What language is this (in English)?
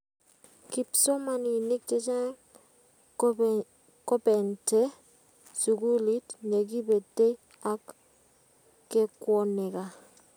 Kalenjin